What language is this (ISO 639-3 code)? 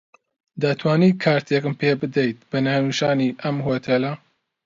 ckb